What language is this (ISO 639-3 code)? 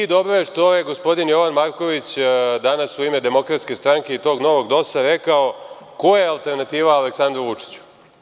srp